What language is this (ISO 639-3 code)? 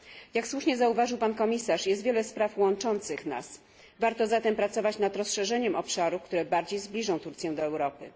pol